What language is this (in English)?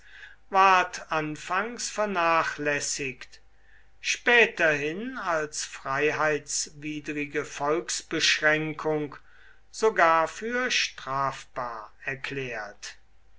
German